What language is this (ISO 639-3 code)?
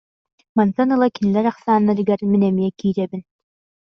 sah